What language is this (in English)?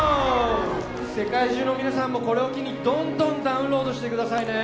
Japanese